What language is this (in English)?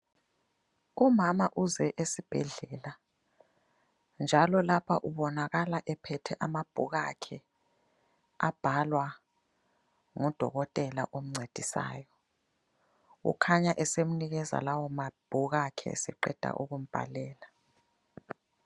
North Ndebele